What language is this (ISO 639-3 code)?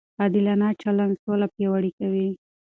pus